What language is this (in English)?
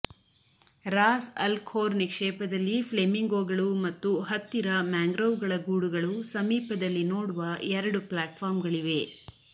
Kannada